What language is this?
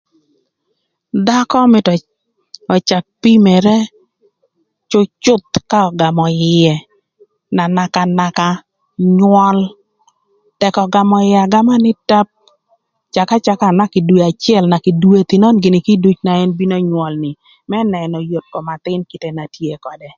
Thur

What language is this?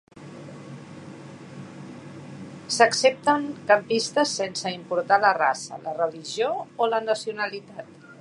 Catalan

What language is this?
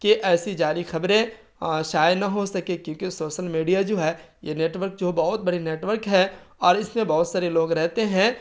Urdu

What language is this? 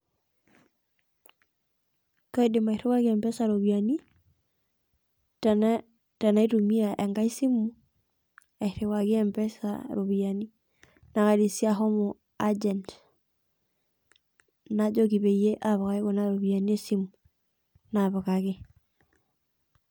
Masai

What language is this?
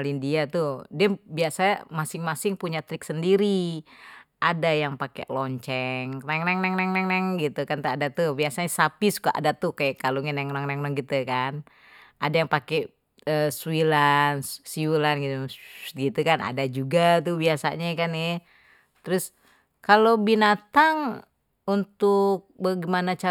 Betawi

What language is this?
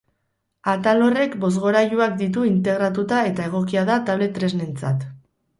Basque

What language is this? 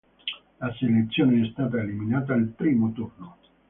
Italian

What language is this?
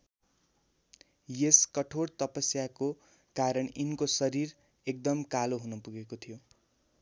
Nepali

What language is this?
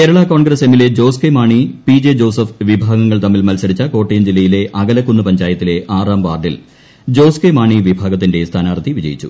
Malayalam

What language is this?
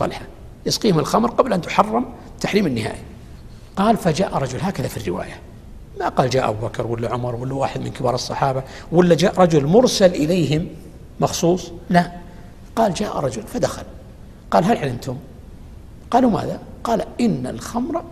Arabic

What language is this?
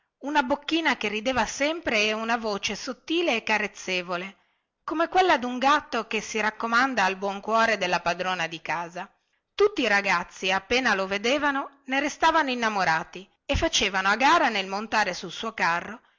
Italian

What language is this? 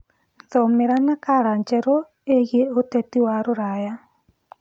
Kikuyu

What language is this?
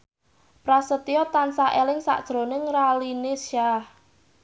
Javanese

